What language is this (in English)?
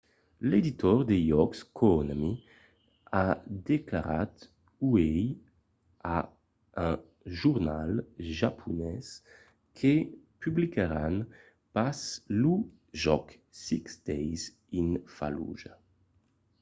Occitan